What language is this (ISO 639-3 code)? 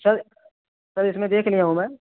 urd